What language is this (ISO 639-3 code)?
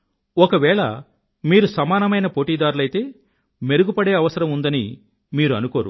tel